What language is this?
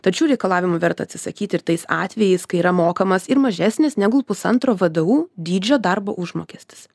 Lithuanian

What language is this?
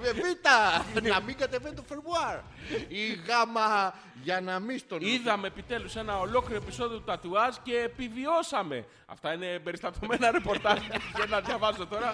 Greek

